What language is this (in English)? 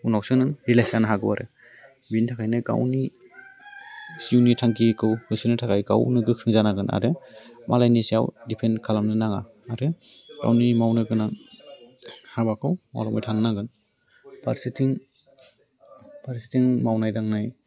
Bodo